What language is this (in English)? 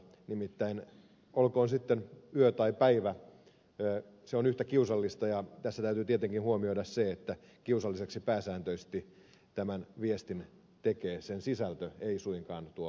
Finnish